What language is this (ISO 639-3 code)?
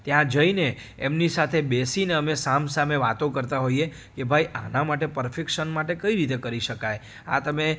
guj